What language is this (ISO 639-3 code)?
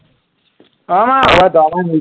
asm